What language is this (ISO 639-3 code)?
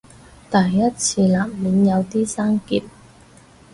yue